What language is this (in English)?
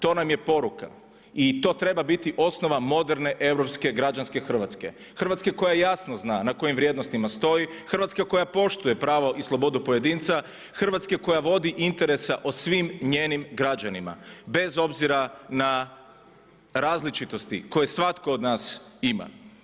Croatian